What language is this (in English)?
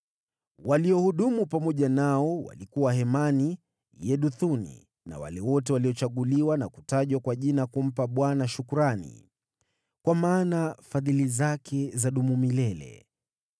Swahili